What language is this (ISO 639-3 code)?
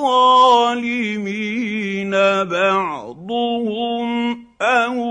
ara